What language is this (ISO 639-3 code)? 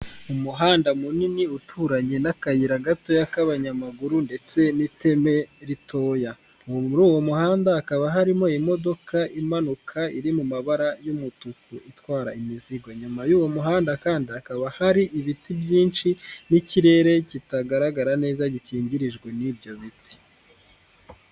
kin